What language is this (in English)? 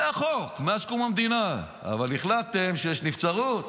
Hebrew